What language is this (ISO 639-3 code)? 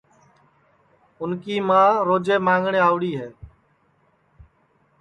ssi